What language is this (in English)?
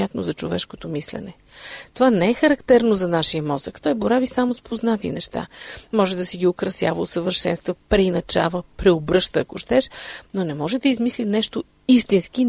Bulgarian